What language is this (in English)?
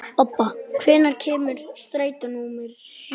Icelandic